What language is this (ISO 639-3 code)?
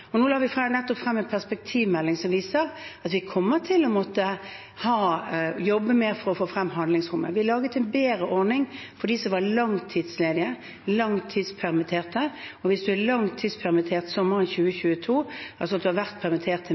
nob